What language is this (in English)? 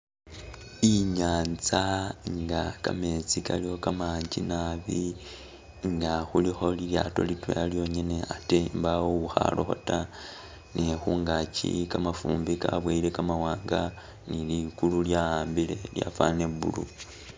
Masaaba